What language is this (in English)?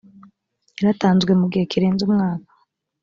Kinyarwanda